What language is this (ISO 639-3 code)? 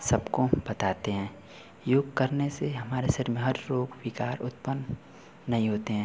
hin